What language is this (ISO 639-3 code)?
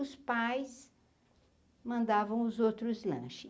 por